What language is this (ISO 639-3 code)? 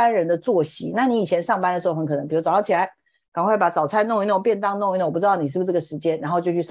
zho